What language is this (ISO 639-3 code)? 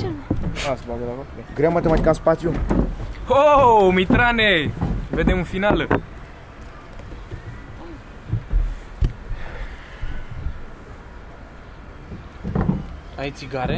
ron